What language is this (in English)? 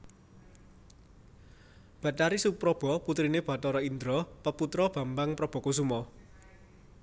Javanese